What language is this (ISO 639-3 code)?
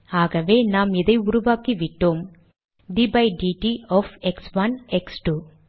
tam